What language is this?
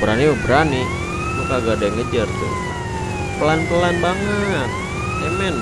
Indonesian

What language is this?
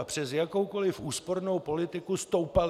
Czech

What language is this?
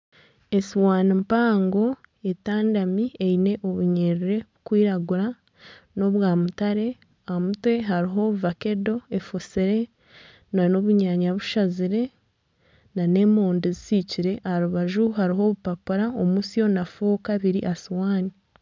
Nyankole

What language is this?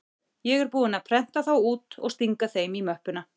Icelandic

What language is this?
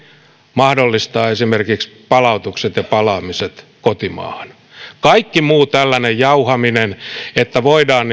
Finnish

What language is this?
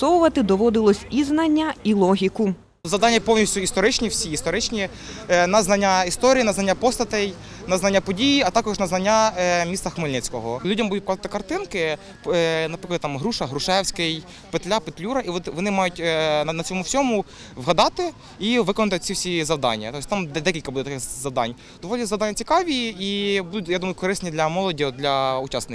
Ukrainian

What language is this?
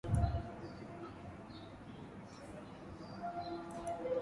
Swahili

